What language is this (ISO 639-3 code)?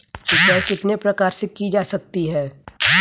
hin